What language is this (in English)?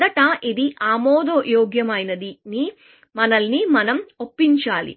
Telugu